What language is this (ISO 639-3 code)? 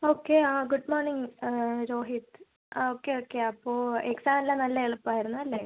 mal